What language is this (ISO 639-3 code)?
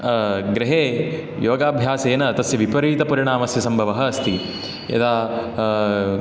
san